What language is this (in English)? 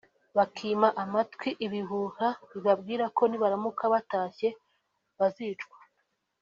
Kinyarwanda